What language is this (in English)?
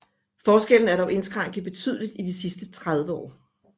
Danish